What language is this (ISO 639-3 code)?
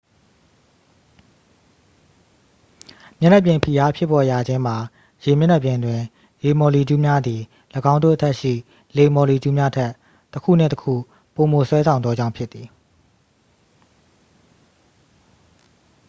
mya